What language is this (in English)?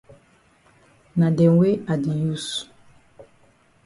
Cameroon Pidgin